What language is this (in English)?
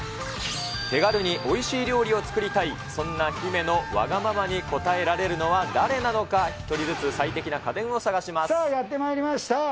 Japanese